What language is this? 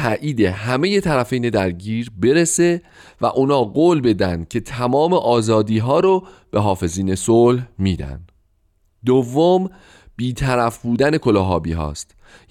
Persian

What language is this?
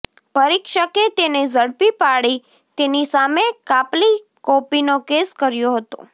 Gujarati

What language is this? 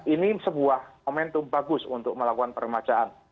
Indonesian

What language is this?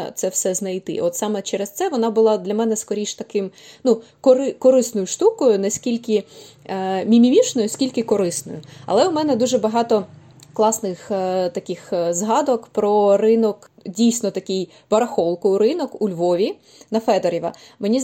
Ukrainian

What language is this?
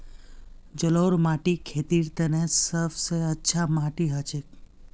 Magahi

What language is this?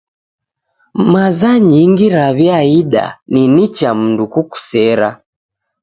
Taita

